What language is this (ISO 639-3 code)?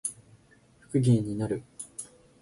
jpn